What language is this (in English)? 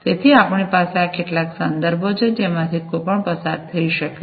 Gujarati